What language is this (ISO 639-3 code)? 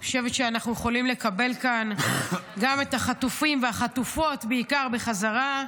heb